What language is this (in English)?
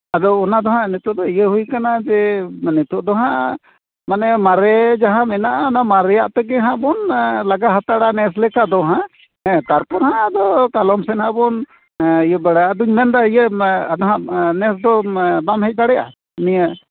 Santali